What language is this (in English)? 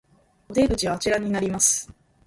Japanese